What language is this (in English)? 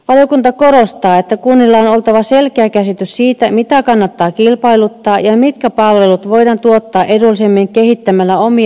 Finnish